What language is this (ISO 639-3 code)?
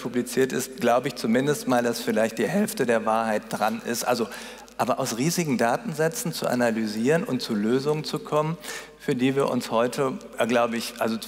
deu